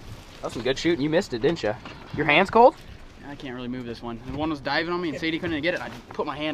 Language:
English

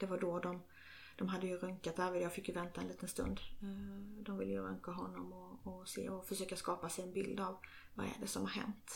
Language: Swedish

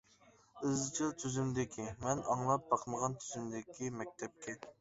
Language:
Uyghur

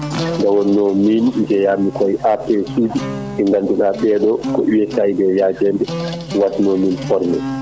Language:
Fula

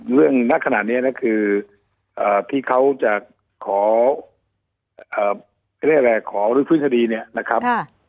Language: Thai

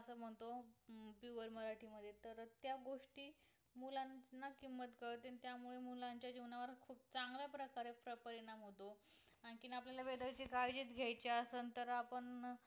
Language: Marathi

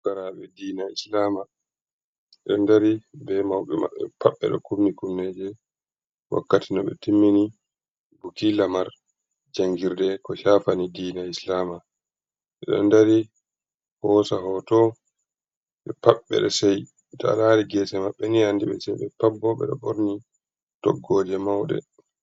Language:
Fula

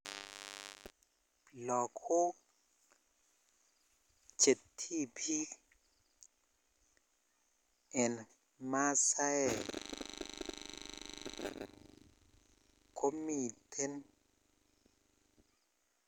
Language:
Kalenjin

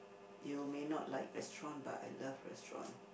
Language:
English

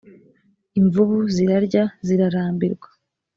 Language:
Kinyarwanda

